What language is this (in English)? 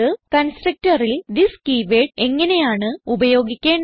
Malayalam